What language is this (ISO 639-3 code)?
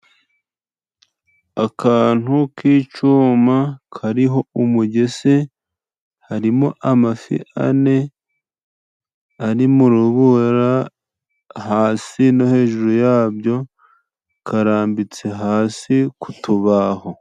kin